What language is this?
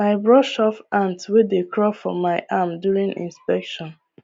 Nigerian Pidgin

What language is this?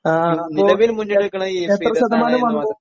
Malayalam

